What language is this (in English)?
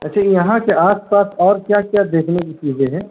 Urdu